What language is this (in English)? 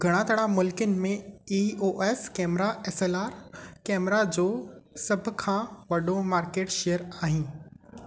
Sindhi